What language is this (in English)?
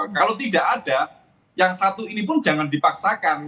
Indonesian